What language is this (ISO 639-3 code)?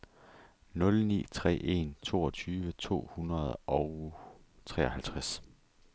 dan